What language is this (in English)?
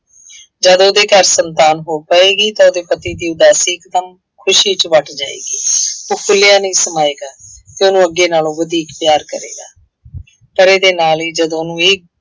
Punjabi